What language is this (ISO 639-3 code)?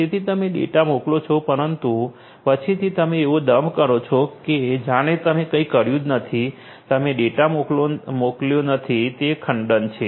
guj